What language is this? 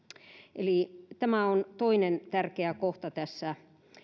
Finnish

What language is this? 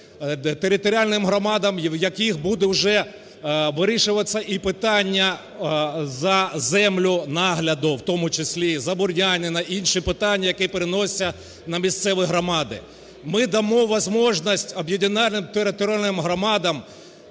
Ukrainian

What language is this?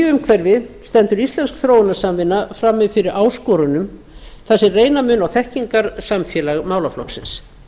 Icelandic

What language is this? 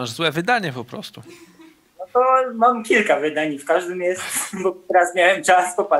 Polish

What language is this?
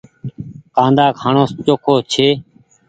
Goaria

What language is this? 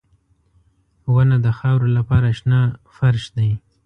Pashto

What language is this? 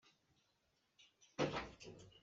Hakha Chin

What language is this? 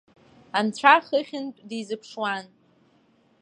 Abkhazian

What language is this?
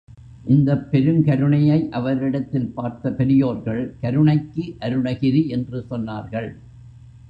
Tamil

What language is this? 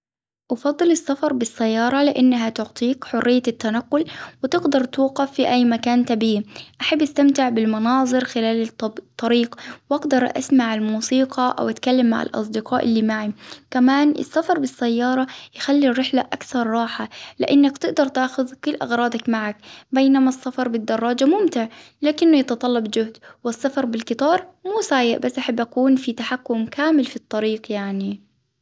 Hijazi Arabic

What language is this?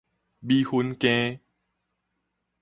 Min Nan Chinese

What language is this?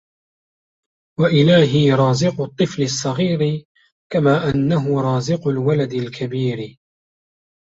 Arabic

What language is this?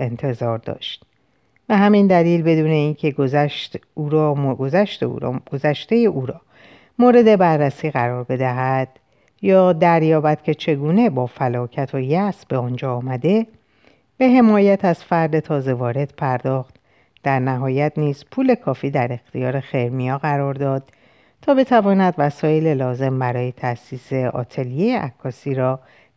Persian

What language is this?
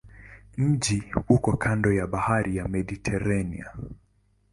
Swahili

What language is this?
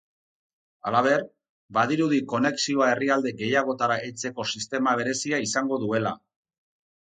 Basque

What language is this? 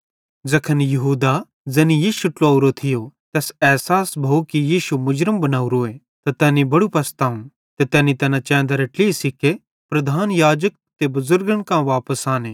Bhadrawahi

